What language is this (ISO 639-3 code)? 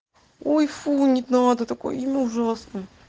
rus